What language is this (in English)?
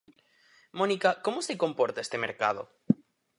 Galician